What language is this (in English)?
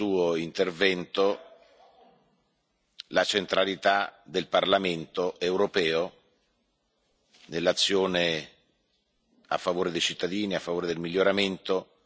Italian